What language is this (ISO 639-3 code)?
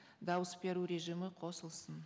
kaz